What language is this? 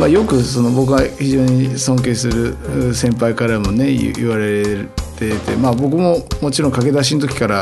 Japanese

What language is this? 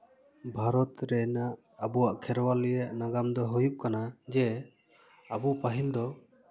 Santali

